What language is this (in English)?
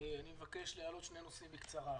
Hebrew